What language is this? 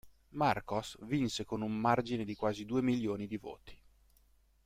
Italian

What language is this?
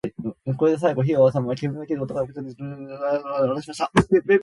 Japanese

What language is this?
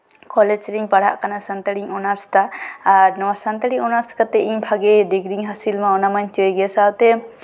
Santali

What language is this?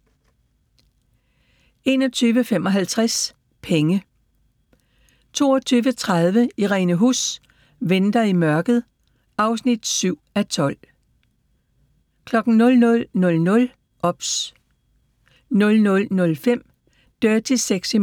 Danish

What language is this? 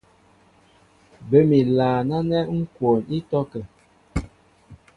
Mbo (Cameroon)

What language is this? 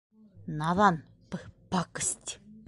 Bashkir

